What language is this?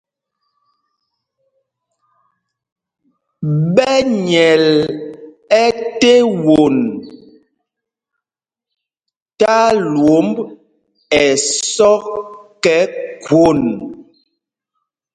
Mpumpong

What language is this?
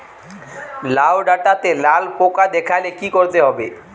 Bangla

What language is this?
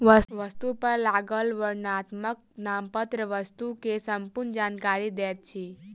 Maithili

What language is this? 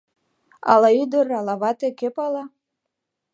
Mari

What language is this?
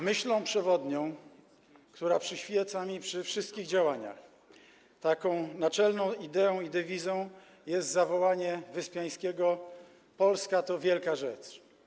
Polish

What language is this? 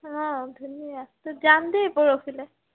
Assamese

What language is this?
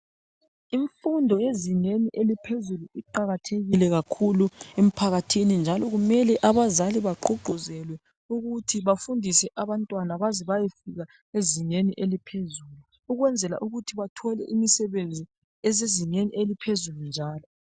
North Ndebele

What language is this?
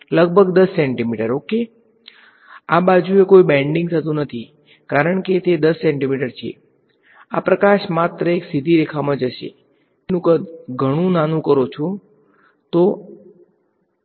Gujarati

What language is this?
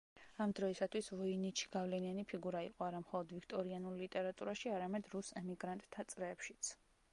Georgian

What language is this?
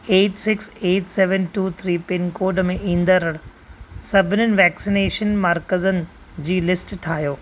Sindhi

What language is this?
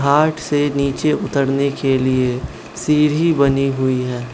Hindi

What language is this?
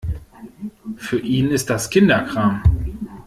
German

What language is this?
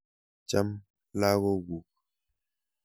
Kalenjin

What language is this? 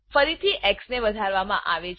Gujarati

